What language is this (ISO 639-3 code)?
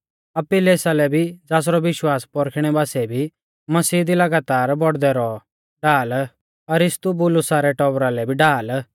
bfz